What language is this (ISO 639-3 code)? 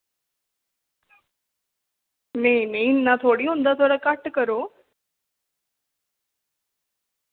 doi